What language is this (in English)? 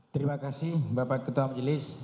Indonesian